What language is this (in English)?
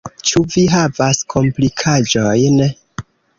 Esperanto